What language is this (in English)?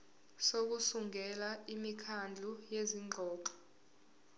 Zulu